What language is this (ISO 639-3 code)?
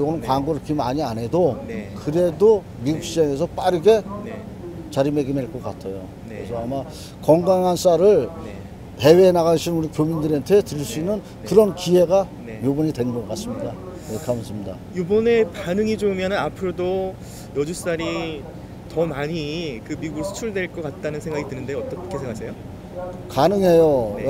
kor